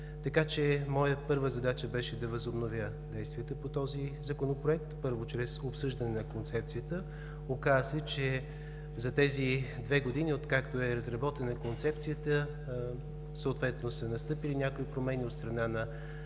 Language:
Bulgarian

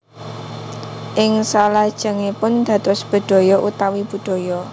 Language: Javanese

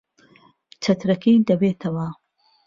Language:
Central Kurdish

